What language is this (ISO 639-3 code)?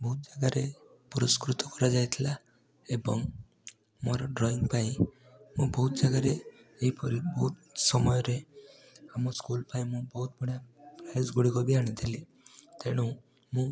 ori